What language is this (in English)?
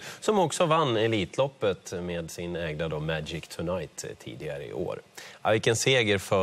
Swedish